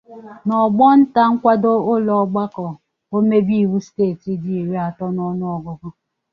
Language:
Igbo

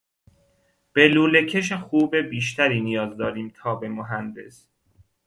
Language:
Persian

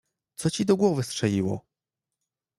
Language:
Polish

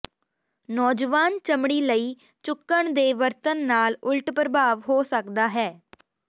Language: Punjabi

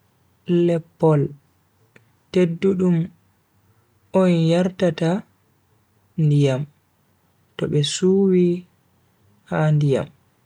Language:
Bagirmi Fulfulde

